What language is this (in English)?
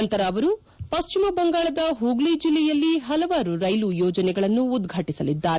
Kannada